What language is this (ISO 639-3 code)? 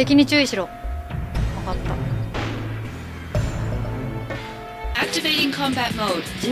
jpn